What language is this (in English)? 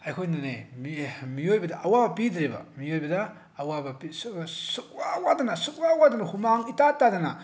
Manipuri